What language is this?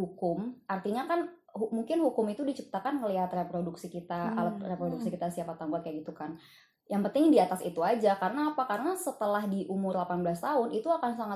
Indonesian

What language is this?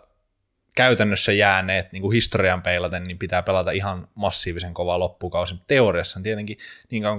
Finnish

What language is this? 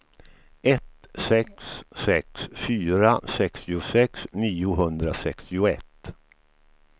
Swedish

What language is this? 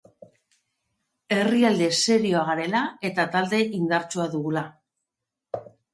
Basque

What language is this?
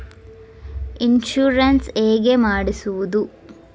Kannada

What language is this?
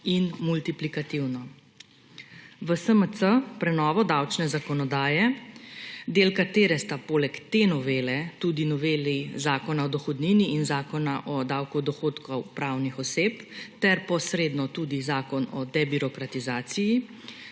Slovenian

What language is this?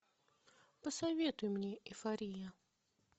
Russian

